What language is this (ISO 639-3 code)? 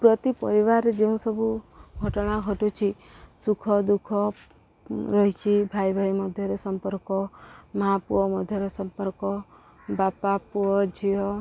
ori